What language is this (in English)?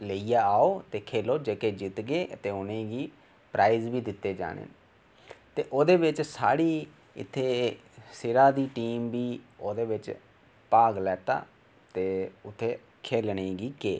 Dogri